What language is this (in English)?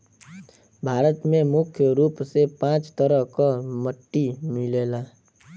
Bhojpuri